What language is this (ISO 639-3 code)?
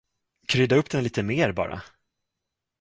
swe